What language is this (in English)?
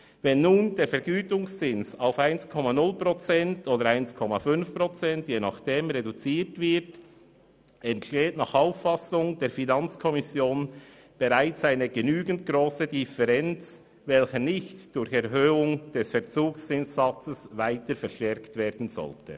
Swiss German